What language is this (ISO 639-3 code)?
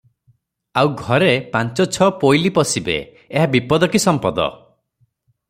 ori